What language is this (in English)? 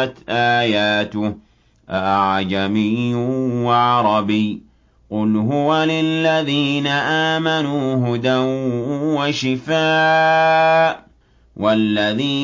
Arabic